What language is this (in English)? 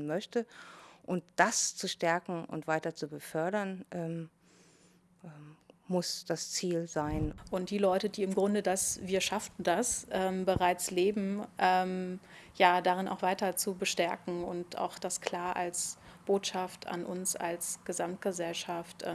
German